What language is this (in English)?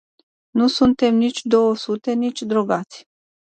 Romanian